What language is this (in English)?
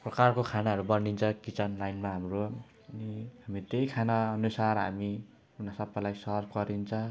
Nepali